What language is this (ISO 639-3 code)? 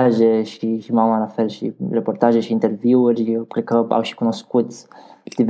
ron